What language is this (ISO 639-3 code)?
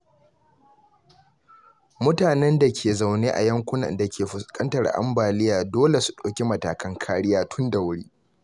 hau